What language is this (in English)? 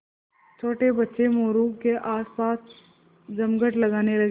Hindi